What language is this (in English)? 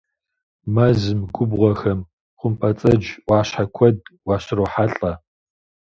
Kabardian